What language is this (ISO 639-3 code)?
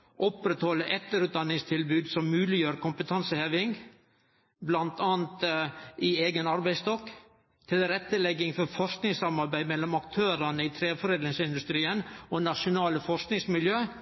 nno